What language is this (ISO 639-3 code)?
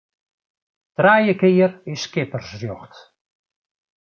fry